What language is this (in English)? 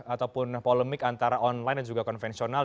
Indonesian